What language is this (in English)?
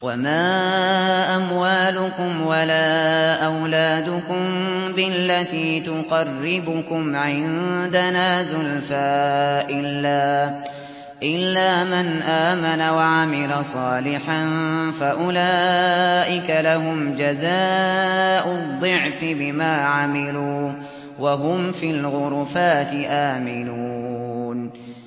Arabic